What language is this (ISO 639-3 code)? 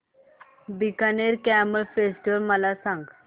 mar